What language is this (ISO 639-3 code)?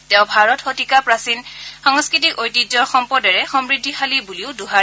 asm